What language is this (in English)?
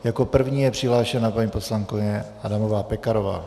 Czech